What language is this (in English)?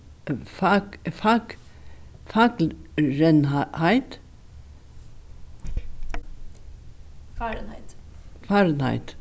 Faroese